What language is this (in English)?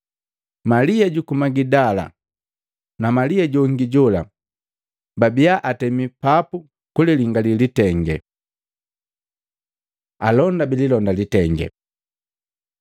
Matengo